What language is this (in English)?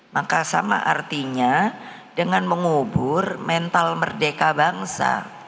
Indonesian